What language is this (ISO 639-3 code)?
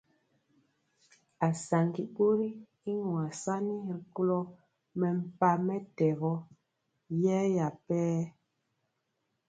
mcx